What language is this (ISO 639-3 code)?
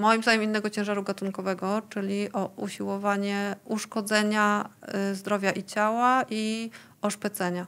pol